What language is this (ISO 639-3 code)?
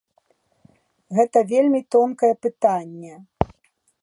bel